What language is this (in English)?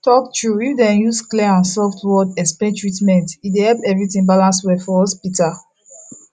Nigerian Pidgin